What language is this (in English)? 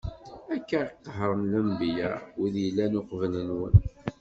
Kabyle